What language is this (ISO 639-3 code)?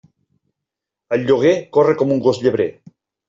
cat